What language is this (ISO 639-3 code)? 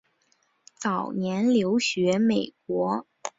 zho